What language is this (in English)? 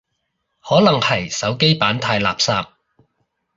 Cantonese